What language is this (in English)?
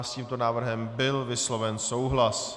Czech